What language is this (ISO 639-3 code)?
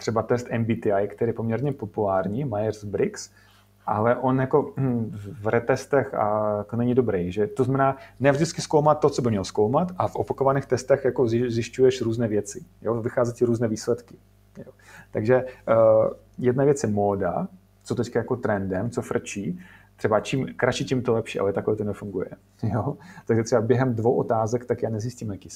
ces